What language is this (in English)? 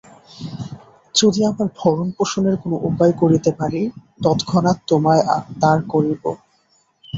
Bangla